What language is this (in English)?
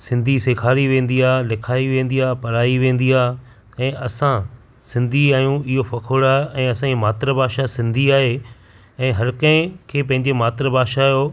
Sindhi